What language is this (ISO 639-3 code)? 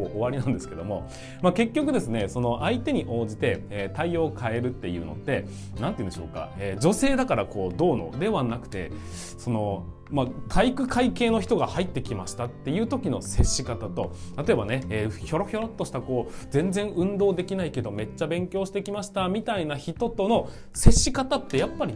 jpn